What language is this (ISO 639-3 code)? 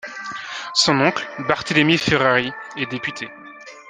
fra